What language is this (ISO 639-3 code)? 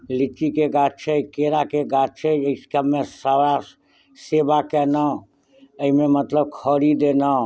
mai